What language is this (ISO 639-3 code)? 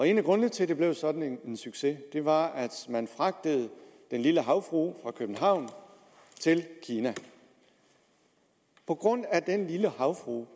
dan